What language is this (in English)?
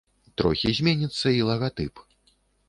Belarusian